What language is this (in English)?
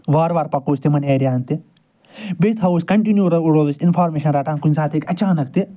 Kashmiri